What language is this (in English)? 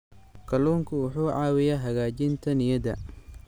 Somali